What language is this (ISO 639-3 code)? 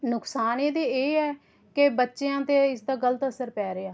pan